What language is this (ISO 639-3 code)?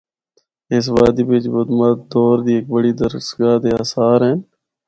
hno